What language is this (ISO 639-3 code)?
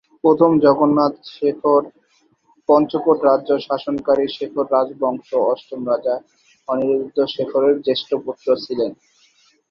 ben